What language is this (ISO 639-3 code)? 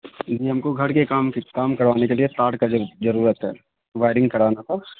urd